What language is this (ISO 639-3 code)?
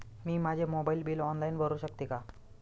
mar